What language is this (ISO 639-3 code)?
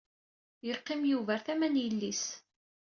kab